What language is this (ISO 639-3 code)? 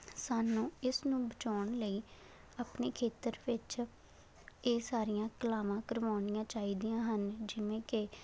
pan